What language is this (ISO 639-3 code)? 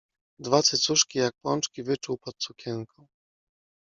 pol